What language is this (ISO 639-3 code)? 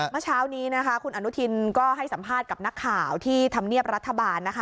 tha